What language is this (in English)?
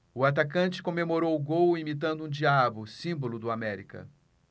Portuguese